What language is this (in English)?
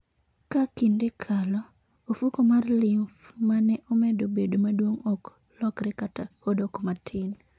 Luo (Kenya and Tanzania)